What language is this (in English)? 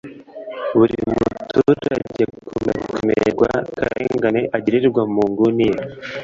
Kinyarwanda